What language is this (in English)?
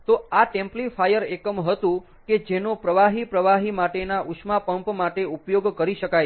Gujarati